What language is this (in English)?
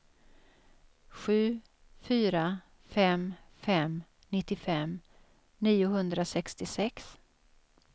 Swedish